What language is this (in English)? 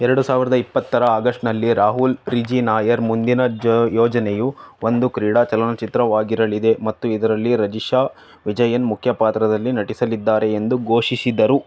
Kannada